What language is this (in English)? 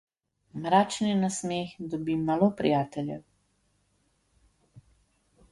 Slovenian